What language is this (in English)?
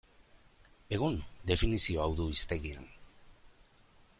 Basque